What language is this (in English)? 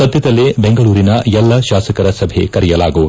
Kannada